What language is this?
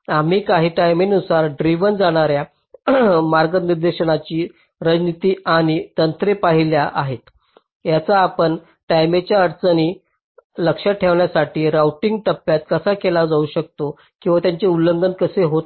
Marathi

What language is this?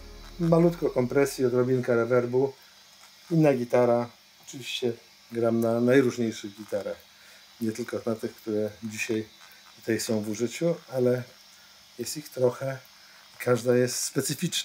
Polish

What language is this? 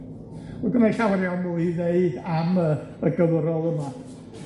Welsh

